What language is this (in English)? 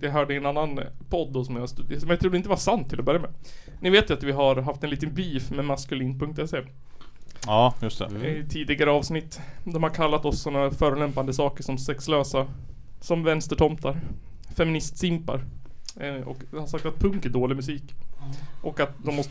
Swedish